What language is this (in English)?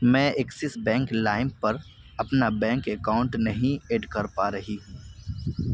Urdu